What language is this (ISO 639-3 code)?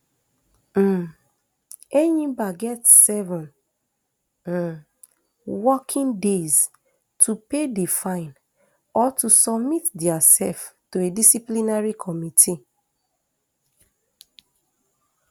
pcm